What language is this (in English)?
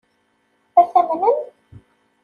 Kabyle